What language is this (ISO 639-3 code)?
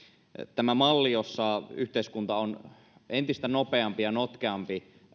fin